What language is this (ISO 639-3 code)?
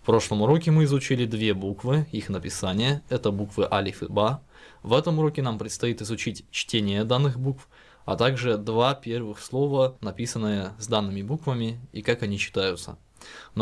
rus